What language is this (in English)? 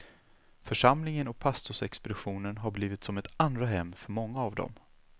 Swedish